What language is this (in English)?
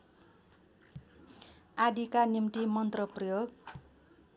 Nepali